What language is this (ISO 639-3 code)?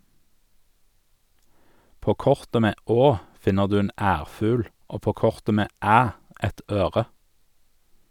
nor